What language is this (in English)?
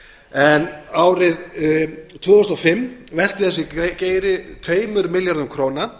Icelandic